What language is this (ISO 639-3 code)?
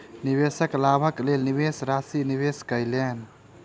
mai